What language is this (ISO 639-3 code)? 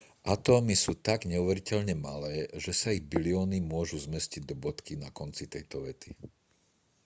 slk